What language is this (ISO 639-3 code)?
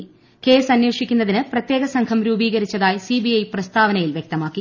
mal